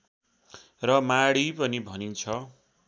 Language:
Nepali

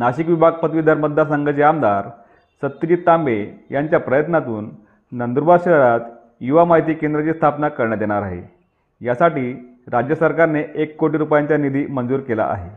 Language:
Marathi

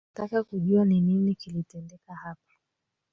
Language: Swahili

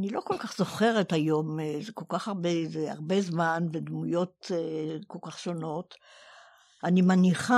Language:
Hebrew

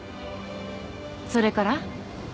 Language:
Japanese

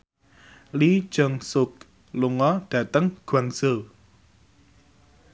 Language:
Javanese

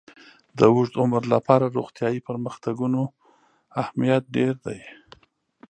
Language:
Pashto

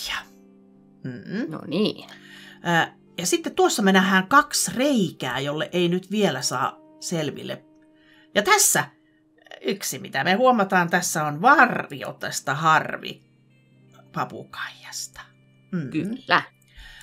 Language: Finnish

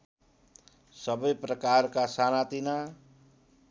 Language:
Nepali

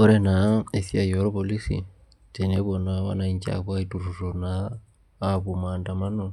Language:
Masai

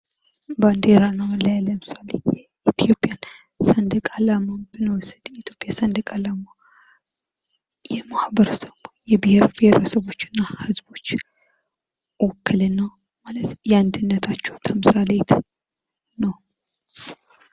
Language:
Amharic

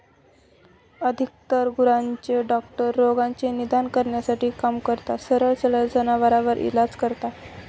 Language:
Marathi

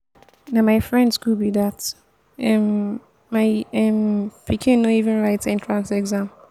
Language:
Nigerian Pidgin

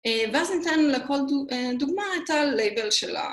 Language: Hebrew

